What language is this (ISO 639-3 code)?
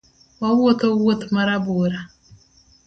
luo